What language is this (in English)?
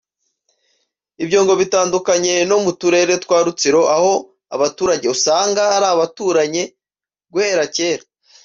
Kinyarwanda